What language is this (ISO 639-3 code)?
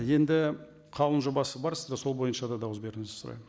kaz